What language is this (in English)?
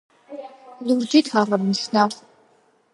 Georgian